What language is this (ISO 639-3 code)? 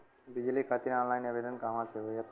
bho